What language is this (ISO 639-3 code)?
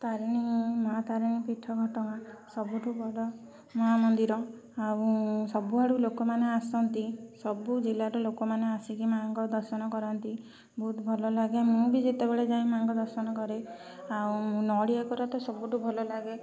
ori